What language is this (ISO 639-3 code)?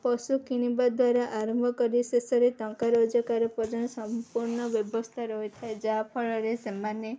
ori